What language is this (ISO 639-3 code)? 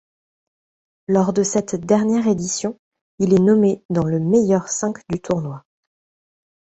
fra